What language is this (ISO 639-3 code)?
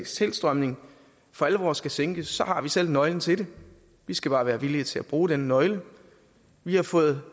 dan